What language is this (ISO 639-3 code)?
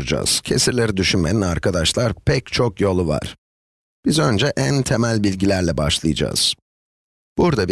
tur